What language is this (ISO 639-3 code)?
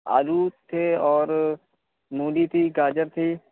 urd